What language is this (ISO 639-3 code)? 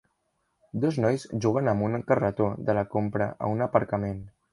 cat